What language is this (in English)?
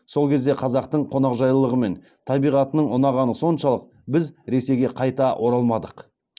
Kazakh